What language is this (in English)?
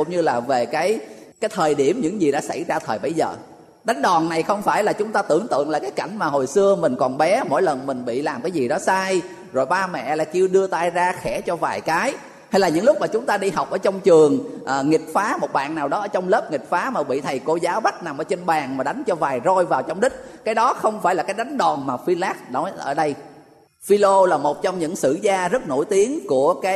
Vietnamese